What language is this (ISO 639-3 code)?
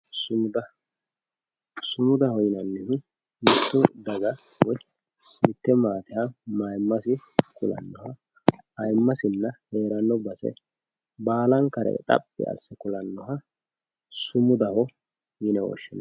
sid